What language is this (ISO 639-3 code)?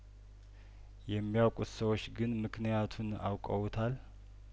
amh